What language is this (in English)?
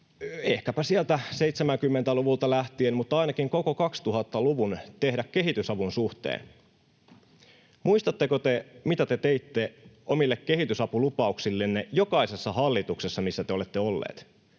Finnish